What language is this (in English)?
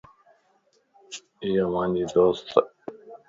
Lasi